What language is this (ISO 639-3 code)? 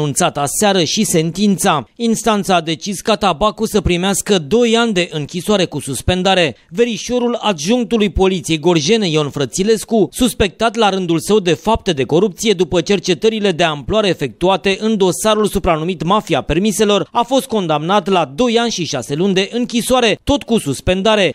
ron